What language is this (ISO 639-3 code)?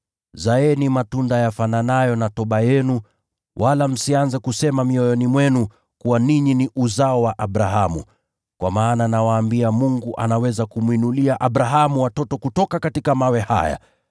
swa